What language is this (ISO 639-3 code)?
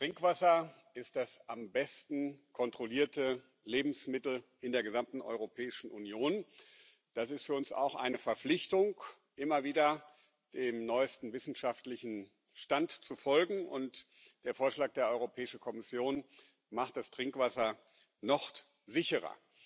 deu